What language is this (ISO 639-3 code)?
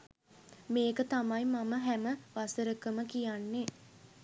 sin